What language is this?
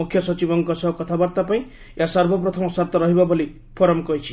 Odia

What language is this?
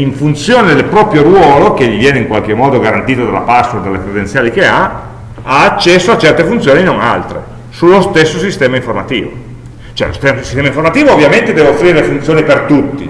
Italian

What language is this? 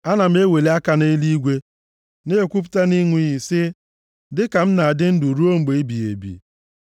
Igbo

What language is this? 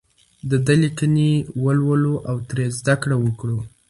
Pashto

